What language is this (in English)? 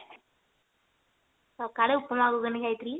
Odia